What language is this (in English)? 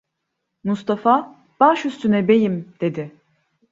Turkish